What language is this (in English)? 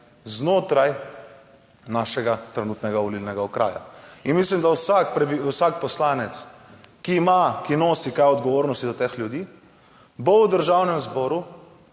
Slovenian